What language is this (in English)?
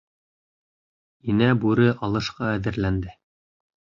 Bashkir